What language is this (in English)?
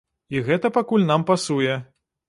Belarusian